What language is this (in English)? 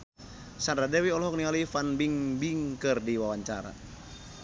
Sundanese